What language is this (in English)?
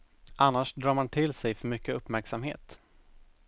Swedish